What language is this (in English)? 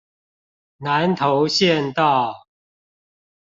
Chinese